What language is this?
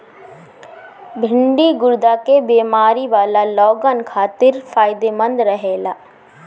Bhojpuri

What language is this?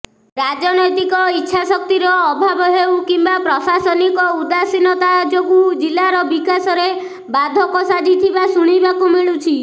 Odia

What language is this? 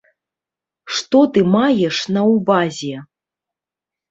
Belarusian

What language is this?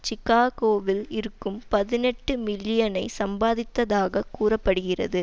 Tamil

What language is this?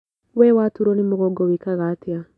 Kikuyu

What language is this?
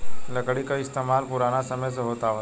Bhojpuri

